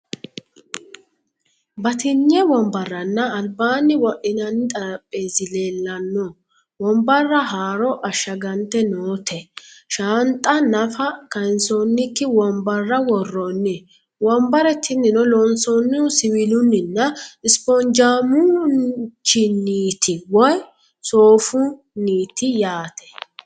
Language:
Sidamo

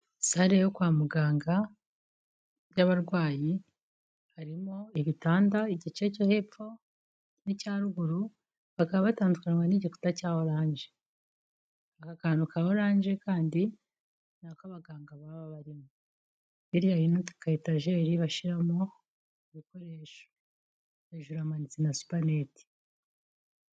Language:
Kinyarwanda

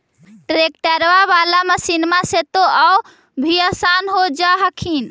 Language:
Magahi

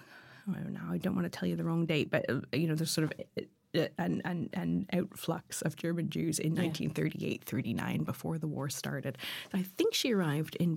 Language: English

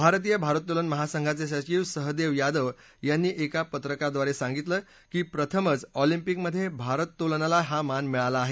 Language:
Marathi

